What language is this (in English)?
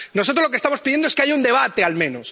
Spanish